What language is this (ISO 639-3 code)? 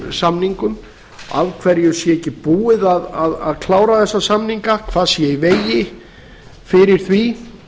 isl